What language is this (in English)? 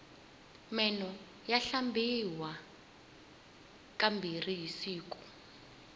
Tsonga